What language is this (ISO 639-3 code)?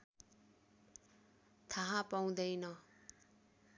nep